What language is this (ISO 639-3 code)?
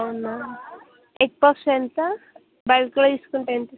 tel